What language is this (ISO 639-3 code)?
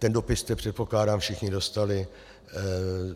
ces